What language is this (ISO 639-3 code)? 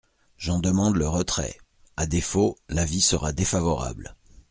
fra